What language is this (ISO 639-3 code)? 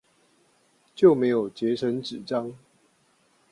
zho